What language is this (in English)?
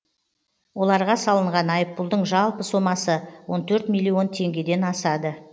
Kazakh